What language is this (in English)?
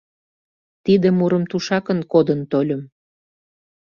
Mari